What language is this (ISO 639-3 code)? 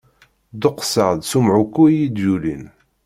kab